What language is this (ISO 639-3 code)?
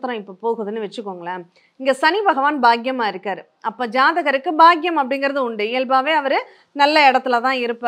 tam